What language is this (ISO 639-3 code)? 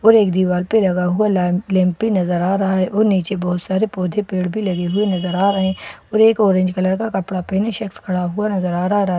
hin